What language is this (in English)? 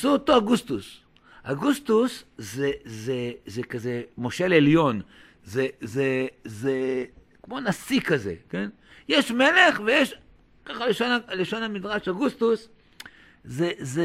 Hebrew